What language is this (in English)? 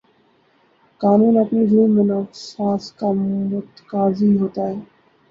Urdu